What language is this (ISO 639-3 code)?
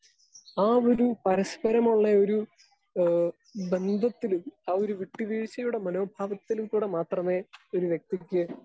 mal